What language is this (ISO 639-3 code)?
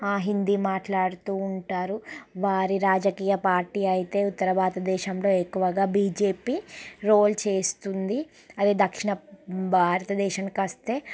tel